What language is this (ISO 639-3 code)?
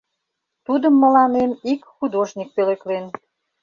chm